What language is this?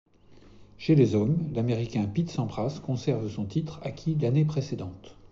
French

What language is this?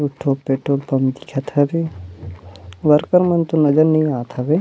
Chhattisgarhi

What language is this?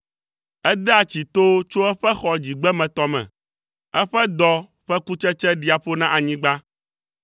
Ewe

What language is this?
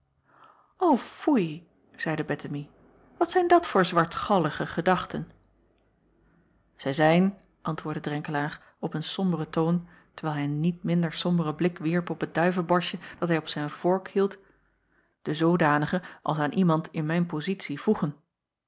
Dutch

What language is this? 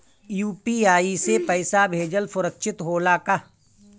Bhojpuri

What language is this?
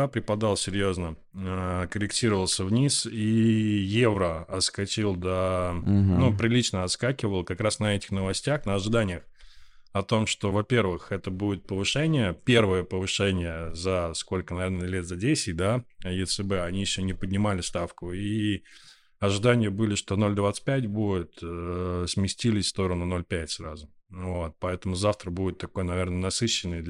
Russian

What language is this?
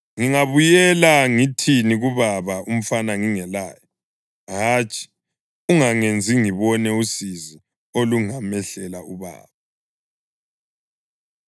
North Ndebele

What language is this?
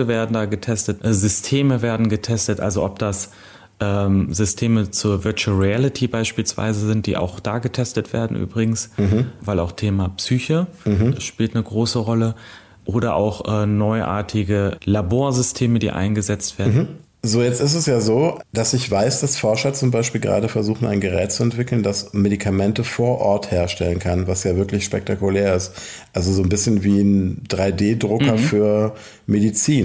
German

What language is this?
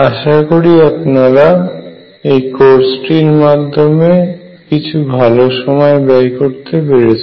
Bangla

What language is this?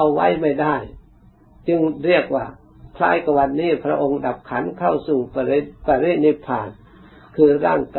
Thai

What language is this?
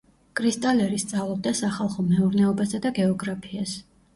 Georgian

